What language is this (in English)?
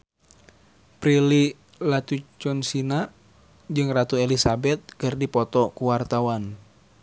Sundanese